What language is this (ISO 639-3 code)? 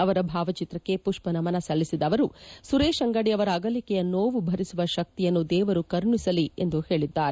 kan